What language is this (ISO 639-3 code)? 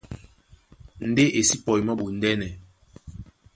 dua